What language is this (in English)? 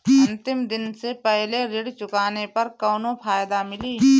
Bhojpuri